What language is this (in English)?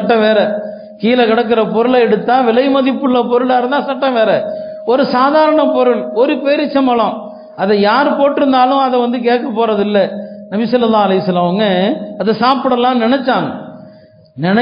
Arabic